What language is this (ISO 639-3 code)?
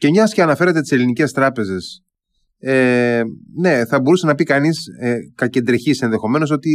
ell